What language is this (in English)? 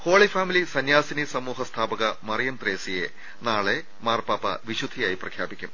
Malayalam